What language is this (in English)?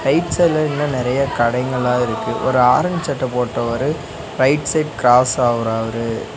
Tamil